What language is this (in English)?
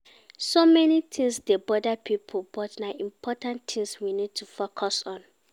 Nigerian Pidgin